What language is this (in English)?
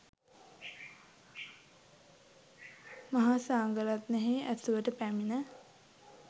Sinhala